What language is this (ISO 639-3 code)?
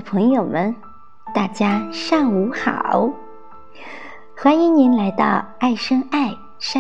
zho